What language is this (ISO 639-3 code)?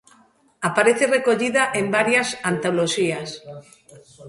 glg